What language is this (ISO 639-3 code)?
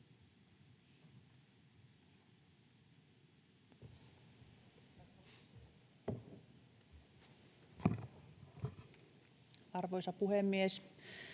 fin